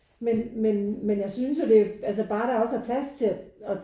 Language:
Danish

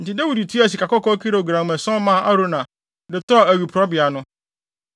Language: Akan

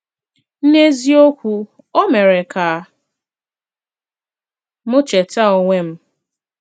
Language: Igbo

